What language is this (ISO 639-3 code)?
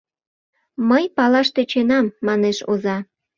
chm